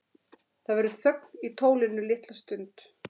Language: Icelandic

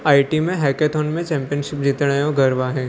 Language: Sindhi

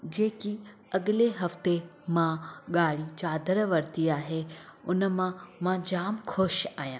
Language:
Sindhi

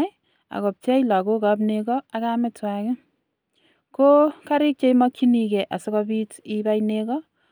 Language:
Kalenjin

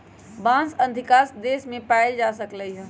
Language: Magahi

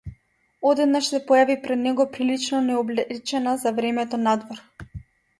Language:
Macedonian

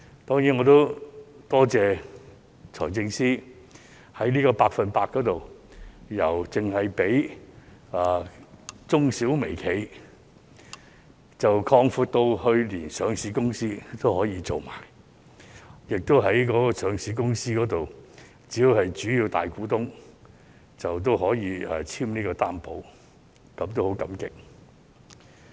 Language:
Cantonese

